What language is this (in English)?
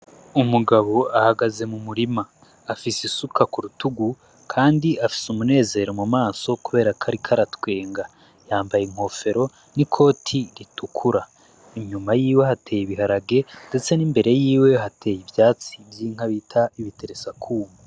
Rundi